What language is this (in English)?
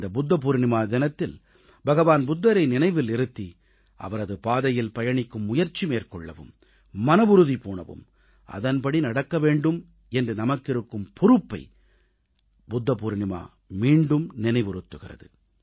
Tamil